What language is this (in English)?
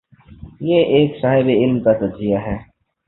Urdu